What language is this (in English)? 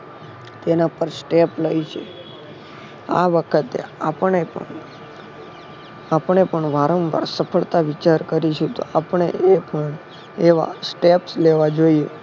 Gujarati